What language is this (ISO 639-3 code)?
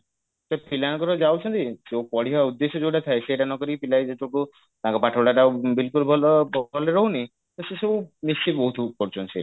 ori